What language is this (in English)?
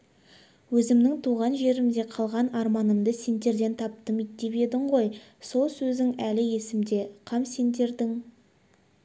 Kazakh